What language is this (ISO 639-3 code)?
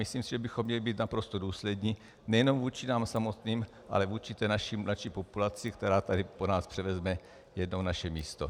ces